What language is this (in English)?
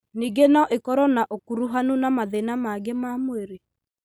Kikuyu